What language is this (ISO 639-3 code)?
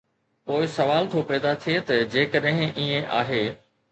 snd